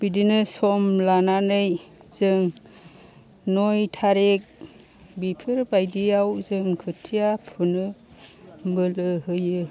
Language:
Bodo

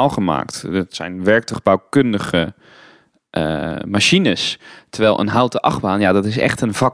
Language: Dutch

